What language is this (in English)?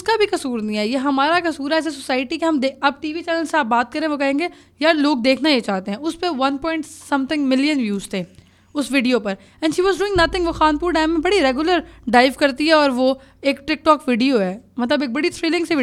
Urdu